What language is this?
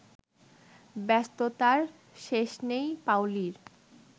Bangla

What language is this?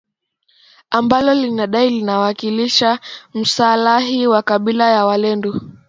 Swahili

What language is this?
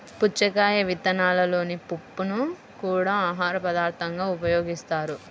Telugu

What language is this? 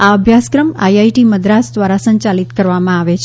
Gujarati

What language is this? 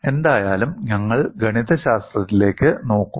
Malayalam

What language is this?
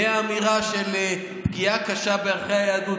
Hebrew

